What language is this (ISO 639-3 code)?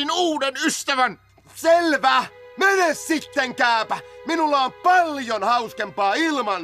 fin